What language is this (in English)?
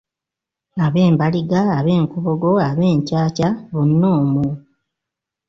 Ganda